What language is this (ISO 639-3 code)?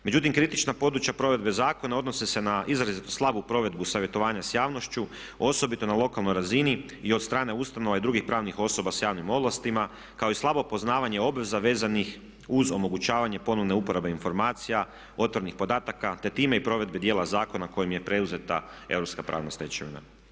hrv